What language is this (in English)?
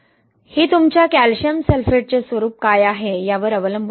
Marathi